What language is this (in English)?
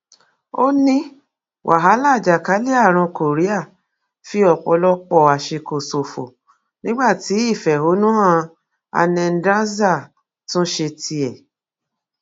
Yoruba